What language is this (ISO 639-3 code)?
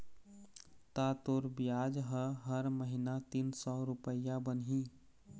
hne